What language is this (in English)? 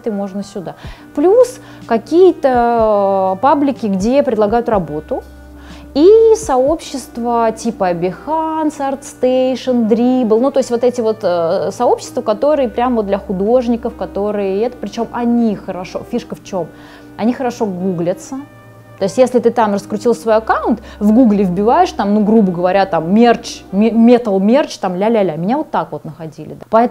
Russian